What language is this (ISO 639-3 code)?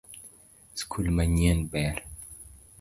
luo